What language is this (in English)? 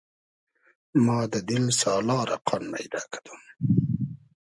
Hazaragi